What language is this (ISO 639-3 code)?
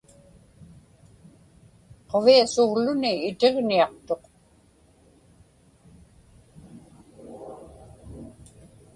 ipk